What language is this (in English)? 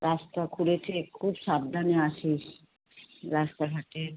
Bangla